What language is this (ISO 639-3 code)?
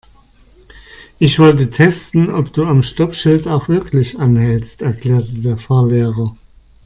deu